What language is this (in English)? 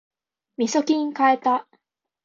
Japanese